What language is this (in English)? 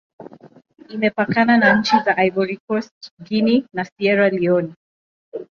Swahili